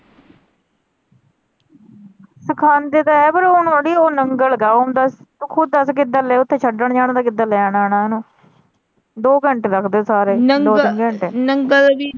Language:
Punjabi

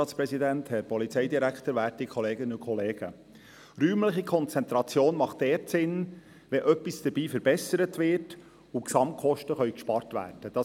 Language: Swiss German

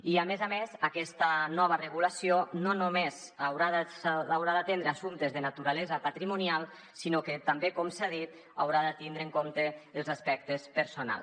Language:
Catalan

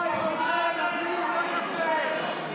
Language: Hebrew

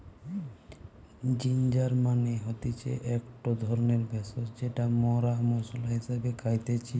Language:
Bangla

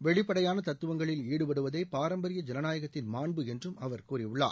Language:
Tamil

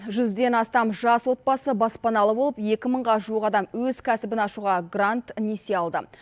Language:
Kazakh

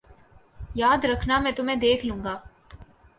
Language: Urdu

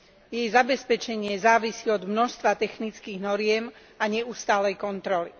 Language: Slovak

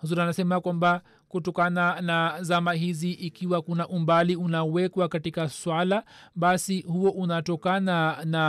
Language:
Swahili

